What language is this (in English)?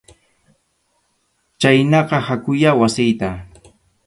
Arequipa-La Unión Quechua